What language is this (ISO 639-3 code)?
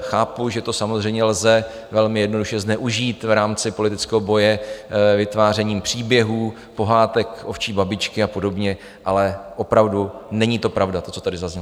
ces